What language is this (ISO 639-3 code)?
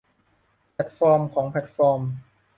tha